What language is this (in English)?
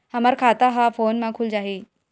Chhattisgarhi